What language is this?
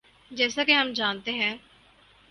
Urdu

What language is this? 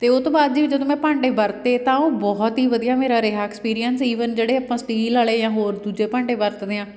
Punjabi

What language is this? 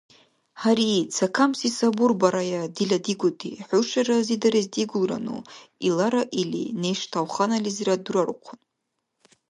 Dargwa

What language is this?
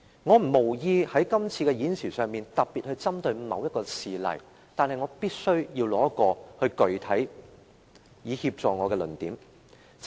Cantonese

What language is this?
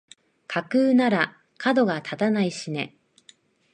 Japanese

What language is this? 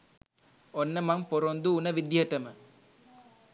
Sinhala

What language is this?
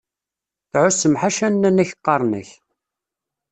Kabyle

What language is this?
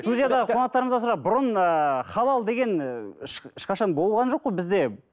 Kazakh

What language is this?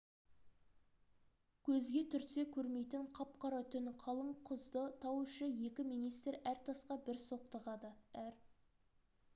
Kazakh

